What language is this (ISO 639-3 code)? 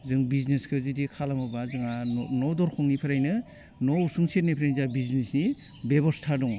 brx